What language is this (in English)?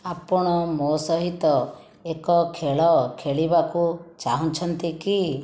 Odia